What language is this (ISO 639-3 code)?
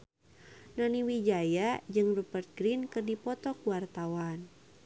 sun